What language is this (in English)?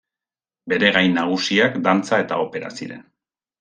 Basque